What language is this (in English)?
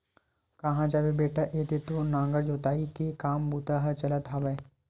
Chhattisgarhi